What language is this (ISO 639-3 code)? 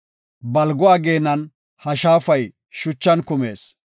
gof